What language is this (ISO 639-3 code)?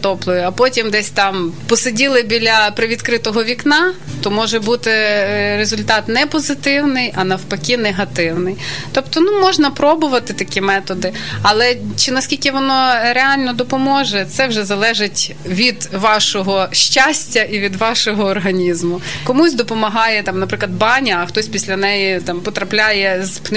ukr